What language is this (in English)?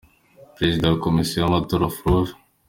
Kinyarwanda